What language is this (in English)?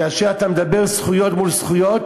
Hebrew